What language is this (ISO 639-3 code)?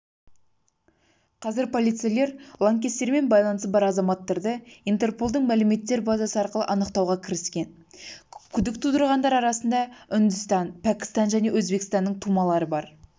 kaz